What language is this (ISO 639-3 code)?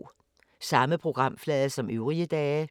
dan